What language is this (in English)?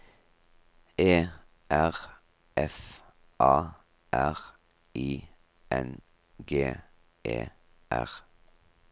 Norwegian